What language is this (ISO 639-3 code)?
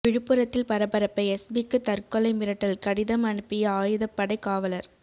tam